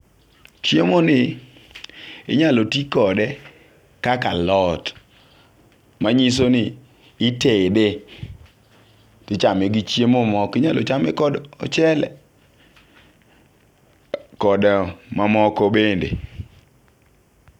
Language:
Luo (Kenya and Tanzania)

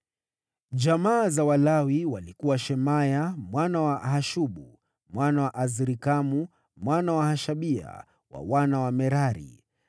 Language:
Swahili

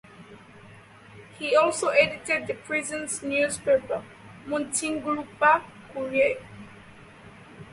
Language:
English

